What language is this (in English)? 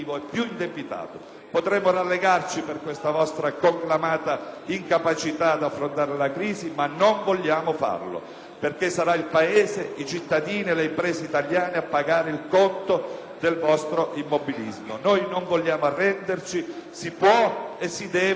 Italian